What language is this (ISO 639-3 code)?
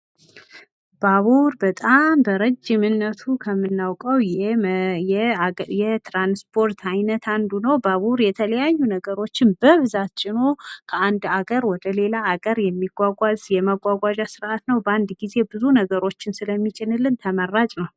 amh